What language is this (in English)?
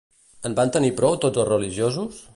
Catalan